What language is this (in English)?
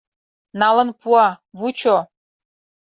Mari